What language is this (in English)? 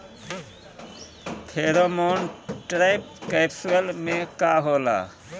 Bhojpuri